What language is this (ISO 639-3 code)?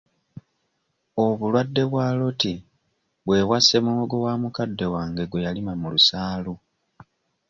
lug